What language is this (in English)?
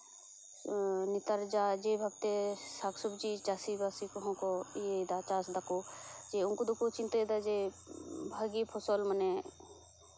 Santali